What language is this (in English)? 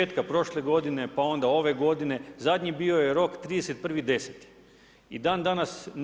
Croatian